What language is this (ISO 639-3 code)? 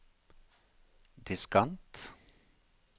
nor